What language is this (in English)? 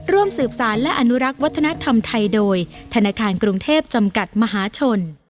Thai